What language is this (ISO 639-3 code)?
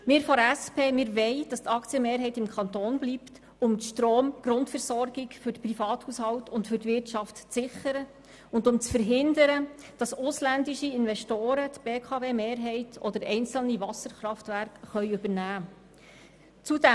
gsw